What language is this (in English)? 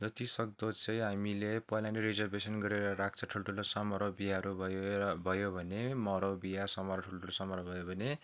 Nepali